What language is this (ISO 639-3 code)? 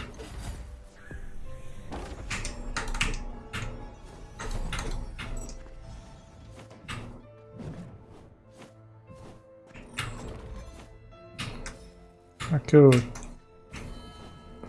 por